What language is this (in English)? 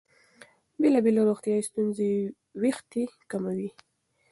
Pashto